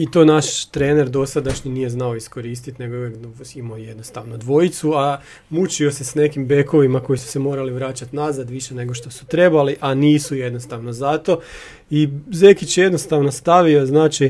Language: Croatian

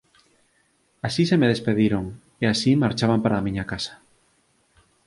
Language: Galician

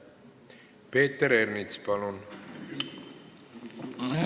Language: Estonian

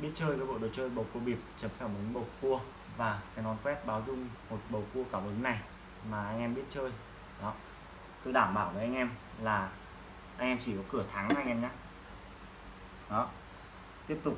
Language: Vietnamese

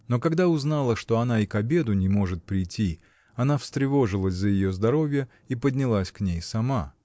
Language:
Russian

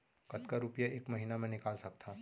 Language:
Chhattisgarhi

